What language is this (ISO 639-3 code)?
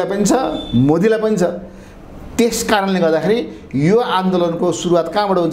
ind